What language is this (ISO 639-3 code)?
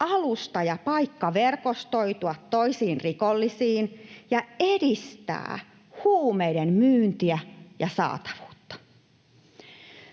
fin